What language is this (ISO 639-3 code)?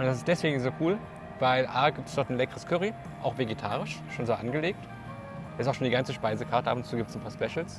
deu